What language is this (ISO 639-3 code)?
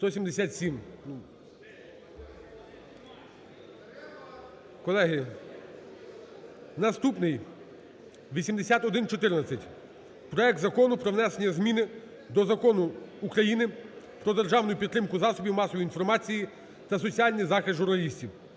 ukr